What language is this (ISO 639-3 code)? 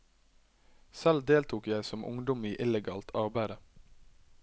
nor